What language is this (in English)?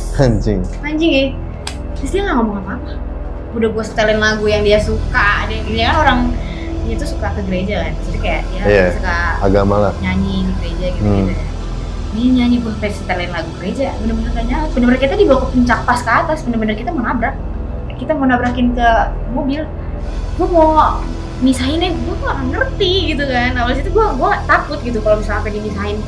Indonesian